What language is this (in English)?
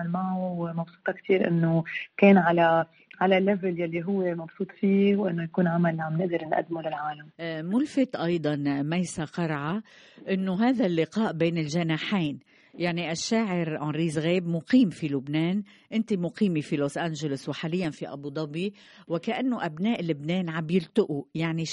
Arabic